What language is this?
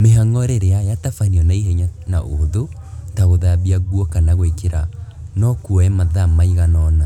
Kikuyu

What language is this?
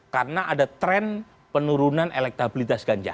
Indonesian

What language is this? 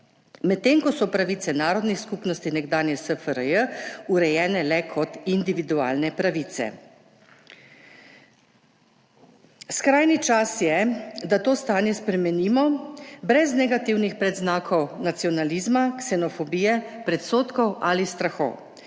Slovenian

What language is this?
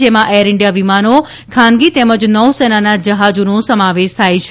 Gujarati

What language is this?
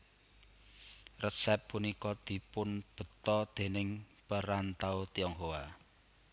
Javanese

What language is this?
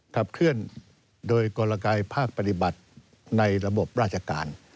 Thai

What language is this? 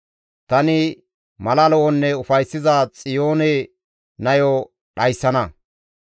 Gamo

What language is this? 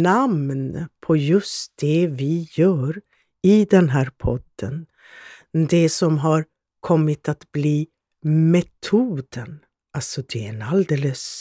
Swedish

